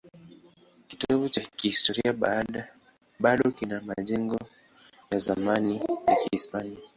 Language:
Swahili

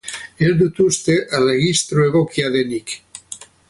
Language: Basque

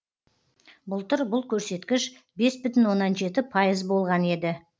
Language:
Kazakh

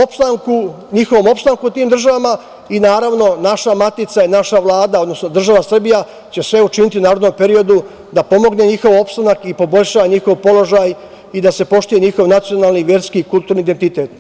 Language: Serbian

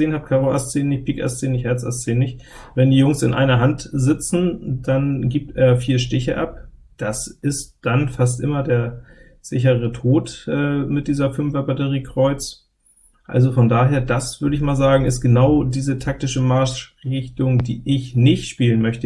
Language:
German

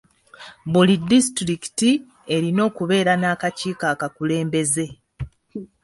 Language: Ganda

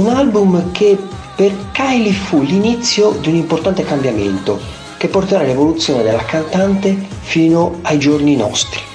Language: Italian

